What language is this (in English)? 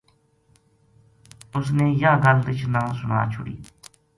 Gujari